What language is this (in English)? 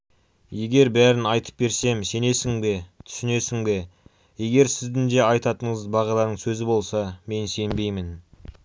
Kazakh